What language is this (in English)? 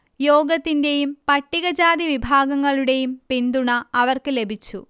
Malayalam